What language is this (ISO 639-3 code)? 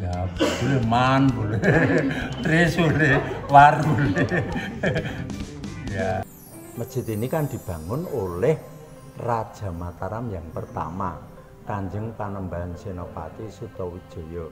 ind